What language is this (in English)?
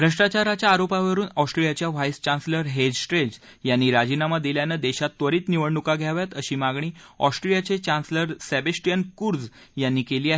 Marathi